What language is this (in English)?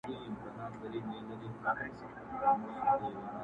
Pashto